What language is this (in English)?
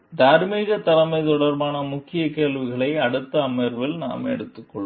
Tamil